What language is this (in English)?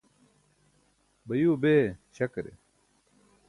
Burushaski